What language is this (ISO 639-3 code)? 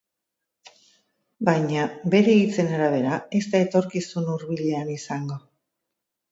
eus